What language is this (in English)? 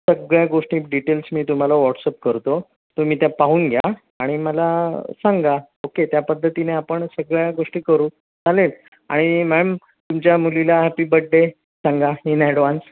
Marathi